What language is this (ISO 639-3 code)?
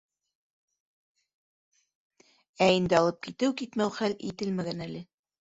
bak